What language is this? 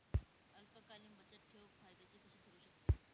Marathi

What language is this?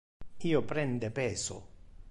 Interlingua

